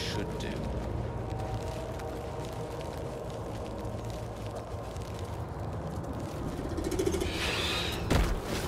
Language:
Turkish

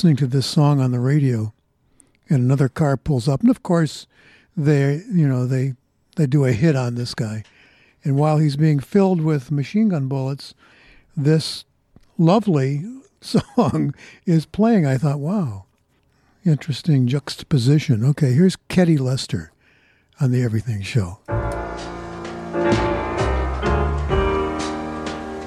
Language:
English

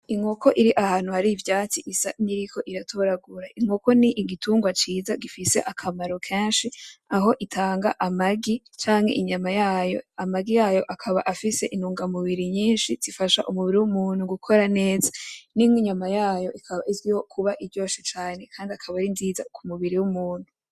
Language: Rundi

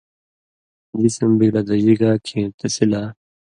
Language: Indus Kohistani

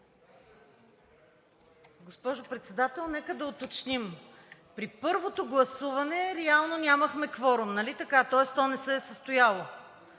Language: Bulgarian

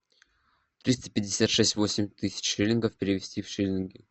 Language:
Russian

